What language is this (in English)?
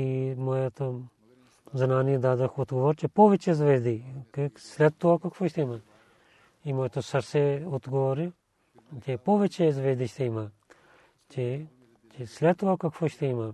Bulgarian